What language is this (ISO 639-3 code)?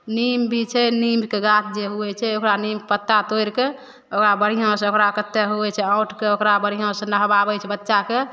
mai